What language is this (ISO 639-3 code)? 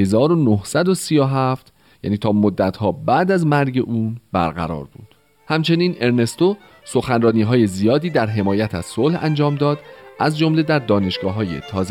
fas